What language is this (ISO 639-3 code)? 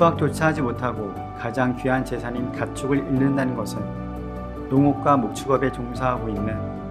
kor